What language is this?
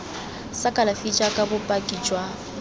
Tswana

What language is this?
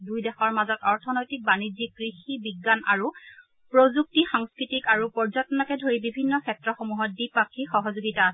Assamese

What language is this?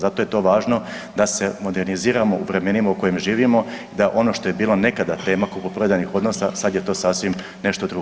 Croatian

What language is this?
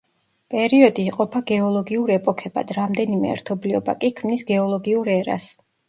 Georgian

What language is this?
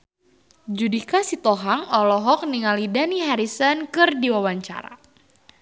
Sundanese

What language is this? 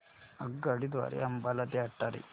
Marathi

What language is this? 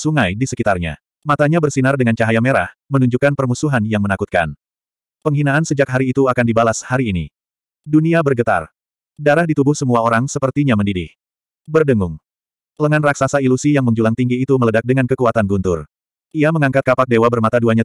Indonesian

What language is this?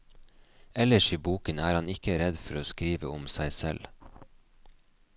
Norwegian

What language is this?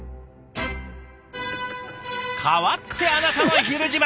Japanese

